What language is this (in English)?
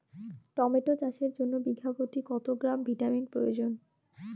Bangla